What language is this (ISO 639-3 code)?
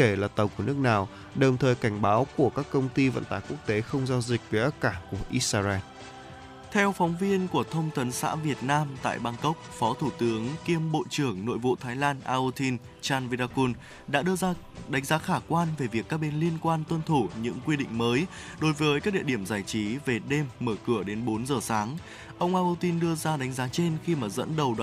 vie